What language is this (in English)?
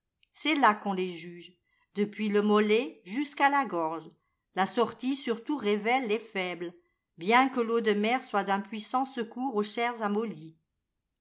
French